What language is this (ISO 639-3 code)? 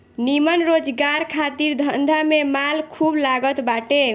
bho